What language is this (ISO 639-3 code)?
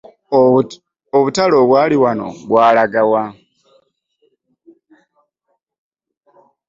lug